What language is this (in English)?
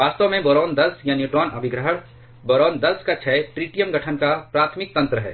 Hindi